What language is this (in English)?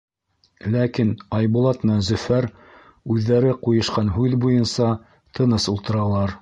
Bashkir